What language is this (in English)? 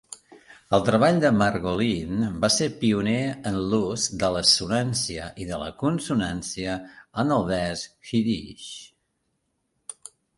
Catalan